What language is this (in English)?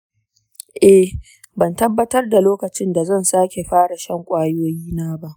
Hausa